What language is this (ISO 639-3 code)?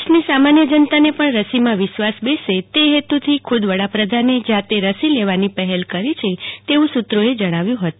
guj